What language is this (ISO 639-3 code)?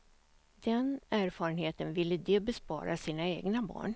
swe